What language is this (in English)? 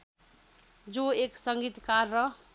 Nepali